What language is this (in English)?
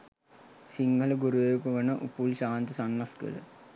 Sinhala